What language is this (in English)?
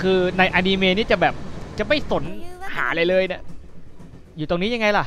Thai